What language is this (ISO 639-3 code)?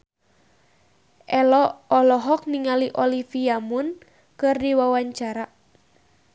sun